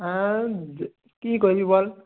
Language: Bangla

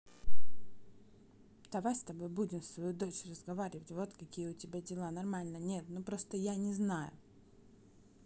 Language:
Russian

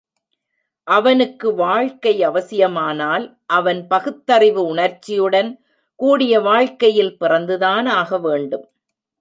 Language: Tamil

